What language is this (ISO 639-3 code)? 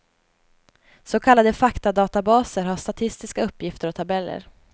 swe